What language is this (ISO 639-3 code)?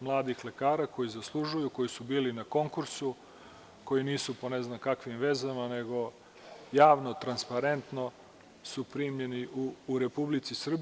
srp